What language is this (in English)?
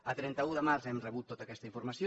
Catalan